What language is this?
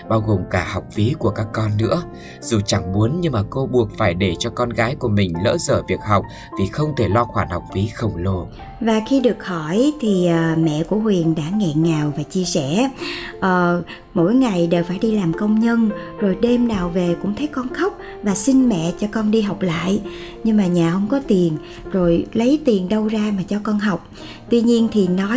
Vietnamese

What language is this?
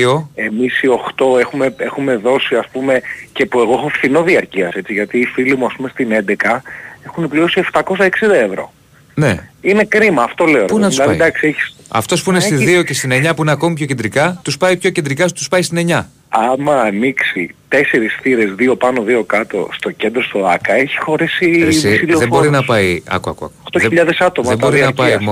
Greek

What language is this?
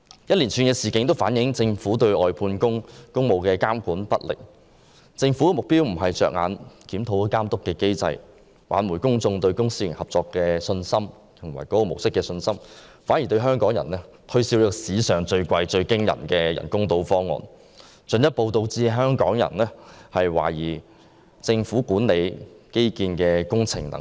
Cantonese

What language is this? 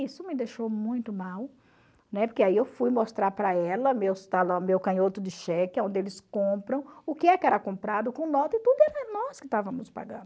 Portuguese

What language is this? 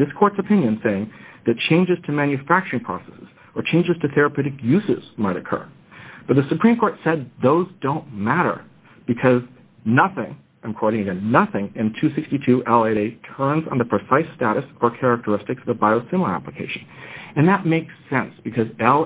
English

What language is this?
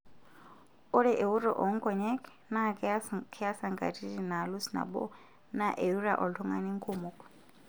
Masai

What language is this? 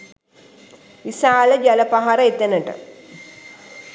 Sinhala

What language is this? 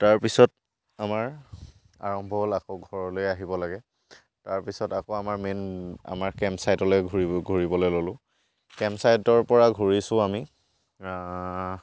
Assamese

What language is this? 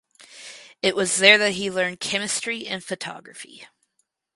English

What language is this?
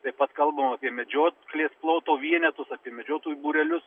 Lithuanian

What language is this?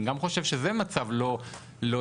Hebrew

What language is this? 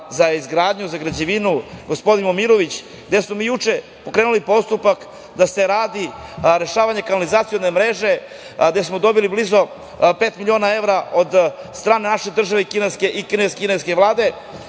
Serbian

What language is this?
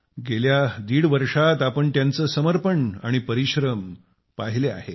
Marathi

